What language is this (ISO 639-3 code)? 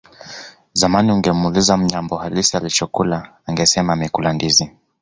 swa